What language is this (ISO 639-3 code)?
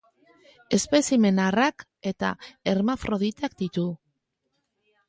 eus